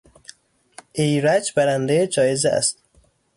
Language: Persian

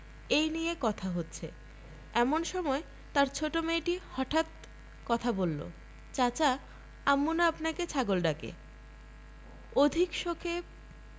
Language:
Bangla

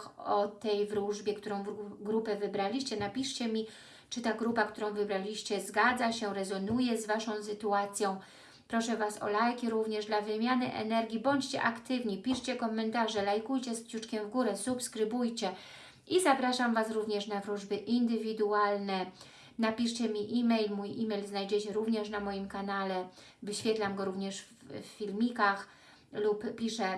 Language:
Polish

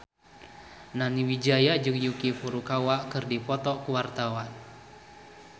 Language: Sundanese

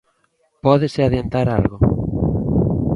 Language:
Galician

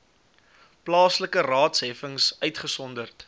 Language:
Afrikaans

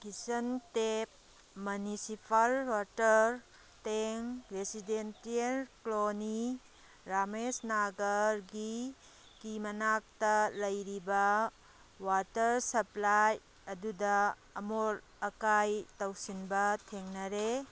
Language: Manipuri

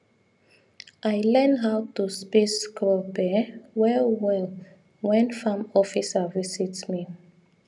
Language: Nigerian Pidgin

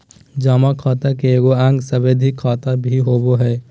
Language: Magahi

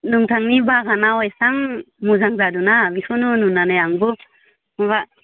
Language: Bodo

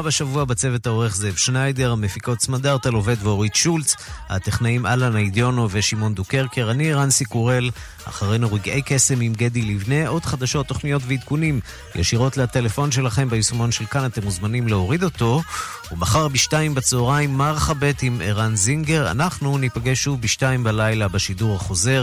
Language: Hebrew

